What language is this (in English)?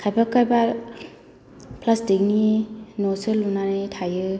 Bodo